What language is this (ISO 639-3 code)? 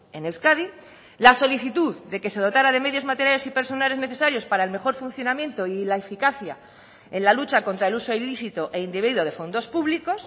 spa